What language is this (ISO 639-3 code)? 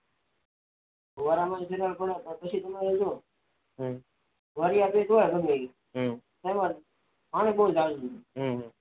guj